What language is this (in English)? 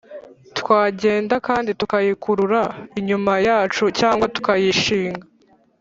Kinyarwanda